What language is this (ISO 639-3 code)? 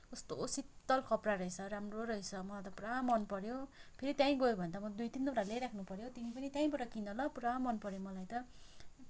nep